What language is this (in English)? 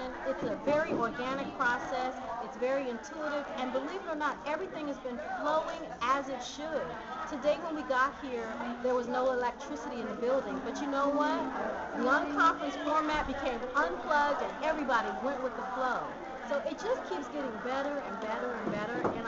English